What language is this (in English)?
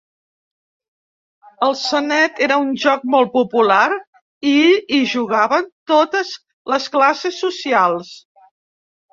Catalan